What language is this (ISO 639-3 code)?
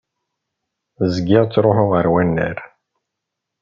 kab